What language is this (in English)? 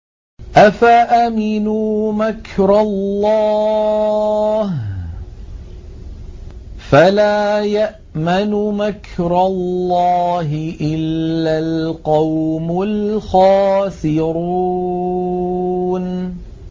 Arabic